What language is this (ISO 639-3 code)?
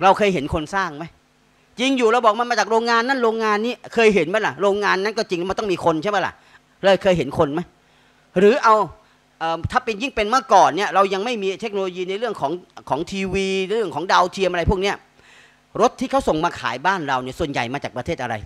tha